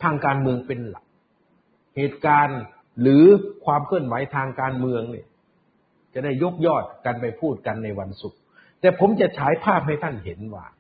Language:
Thai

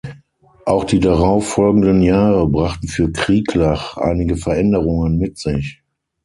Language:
German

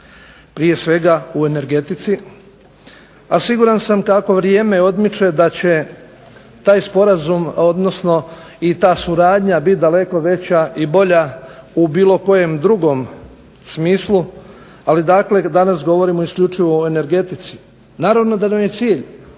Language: Croatian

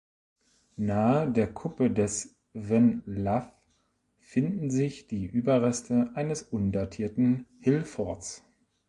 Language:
German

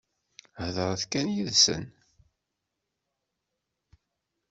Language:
Kabyle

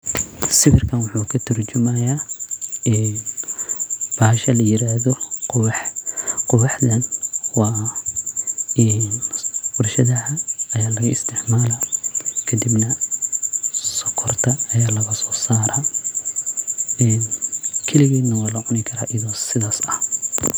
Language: Somali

